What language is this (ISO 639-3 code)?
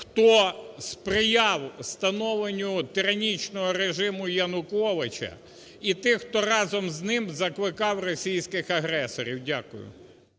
ukr